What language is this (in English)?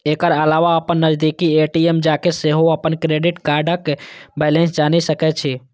Maithili